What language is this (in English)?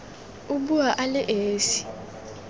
Tswana